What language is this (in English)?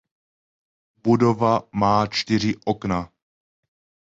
Czech